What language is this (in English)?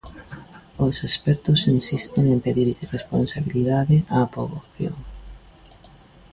Galician